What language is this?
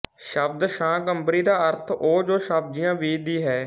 Punjabi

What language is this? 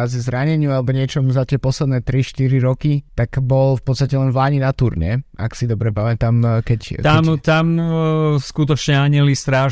Slovak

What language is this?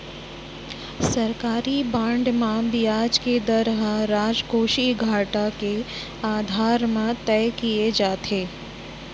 Chhattisgarhi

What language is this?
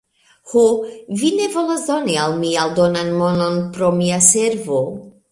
Esperanto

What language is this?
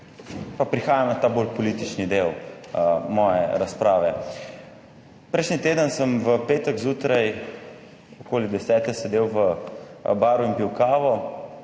Slovenian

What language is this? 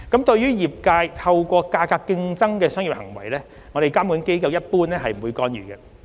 Cantonese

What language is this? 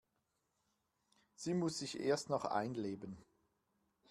German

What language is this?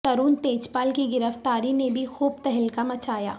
Urdu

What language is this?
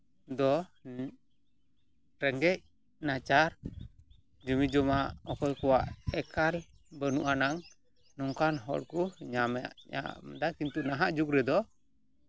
Santali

